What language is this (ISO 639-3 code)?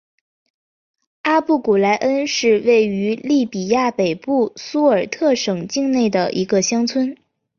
zho